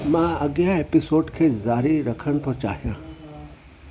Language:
Sindhi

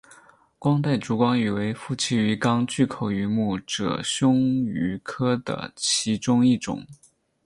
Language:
Chinese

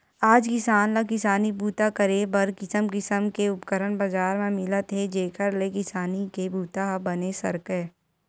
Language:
Chhattisgarhi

